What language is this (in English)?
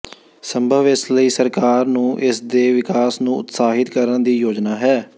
Punjabi